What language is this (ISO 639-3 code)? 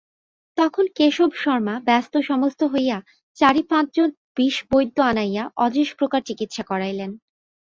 ben